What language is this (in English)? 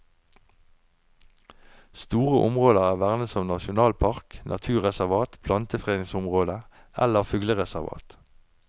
Norwegian